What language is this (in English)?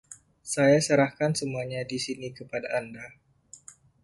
Indonesian